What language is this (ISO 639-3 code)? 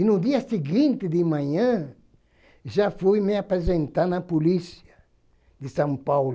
por